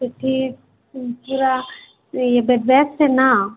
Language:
Odia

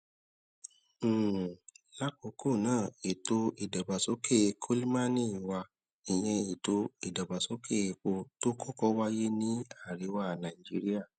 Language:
Yoruba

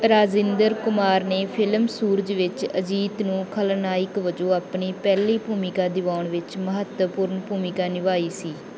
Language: Punjabi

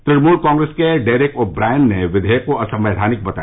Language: Hindi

